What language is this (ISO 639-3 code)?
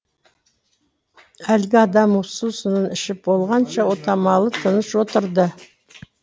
kaz